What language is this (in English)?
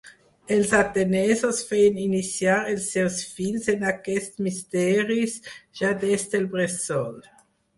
Catalan